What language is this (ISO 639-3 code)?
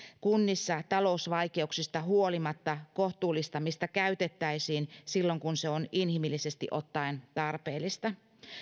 fin